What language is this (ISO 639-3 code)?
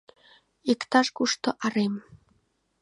chm